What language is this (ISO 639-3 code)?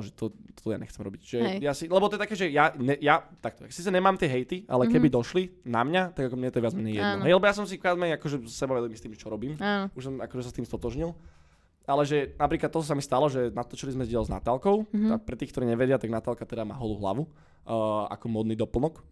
slk